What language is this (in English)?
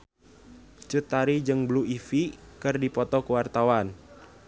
Sundanese